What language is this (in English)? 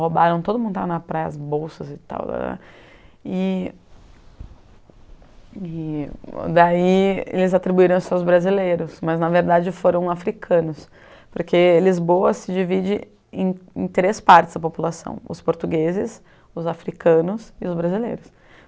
Portuguese